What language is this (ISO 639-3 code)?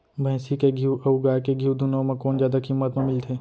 hne